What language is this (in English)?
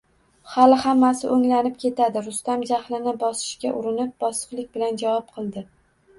Uzbek